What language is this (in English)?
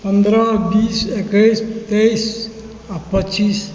Maithili